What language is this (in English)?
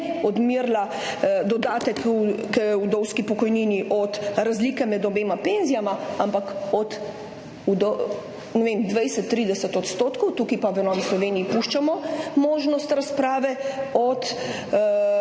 Slovenian